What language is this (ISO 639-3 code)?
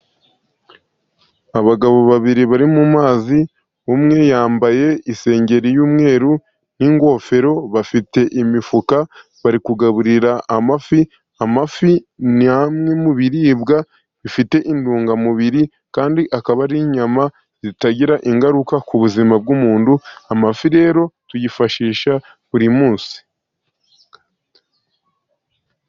kin